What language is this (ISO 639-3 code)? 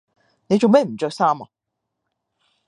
yue